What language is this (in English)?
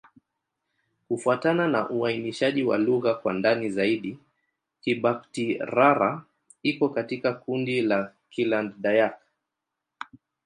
Swahili